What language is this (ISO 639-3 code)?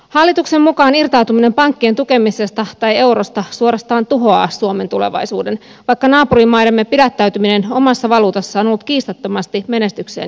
fin